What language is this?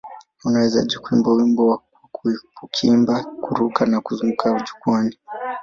Swahili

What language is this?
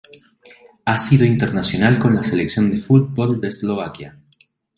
Spanish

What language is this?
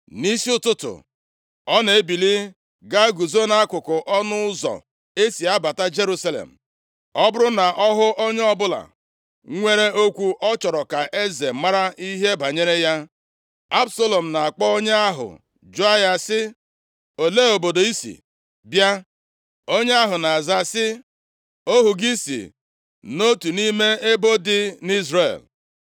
Igbo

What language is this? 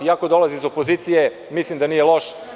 Serbian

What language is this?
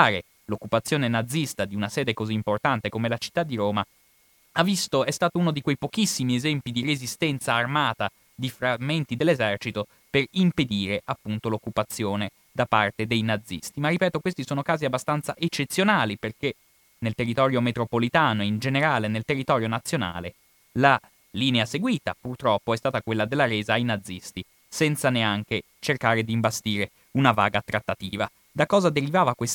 Italian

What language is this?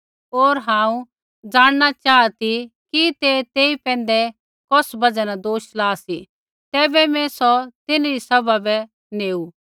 Kullu Pahari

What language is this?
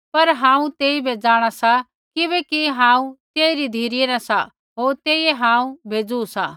Kullu Pahari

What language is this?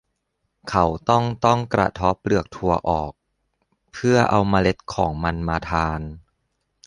Thai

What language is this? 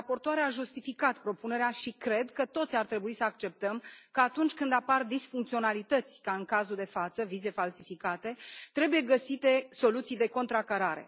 Romanian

